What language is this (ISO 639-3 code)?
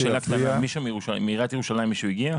heb